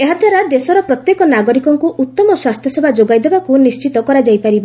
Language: Odia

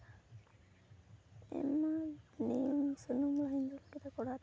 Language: Santali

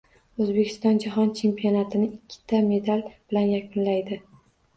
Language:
Uzbek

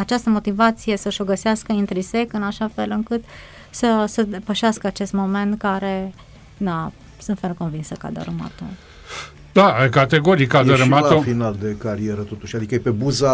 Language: Romanian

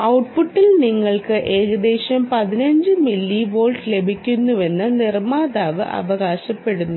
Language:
Malayalam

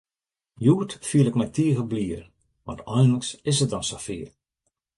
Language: Western Frisian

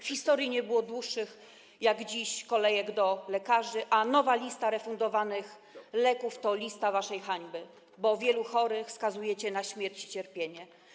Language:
Polish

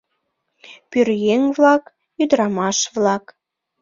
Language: Mari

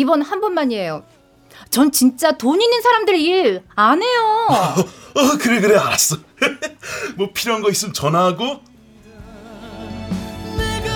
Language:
Korean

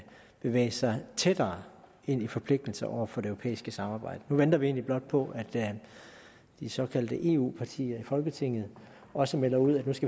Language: Danish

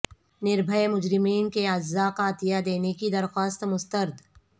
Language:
Urdu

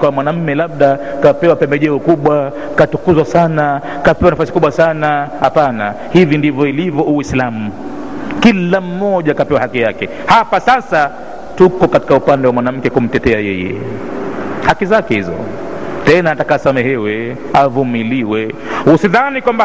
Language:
Swahili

